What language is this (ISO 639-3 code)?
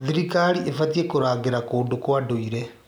kik